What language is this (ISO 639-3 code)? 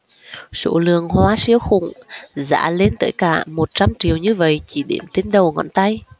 vie